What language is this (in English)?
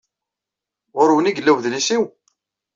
Kabyle